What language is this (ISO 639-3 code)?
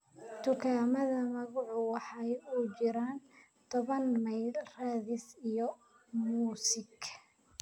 som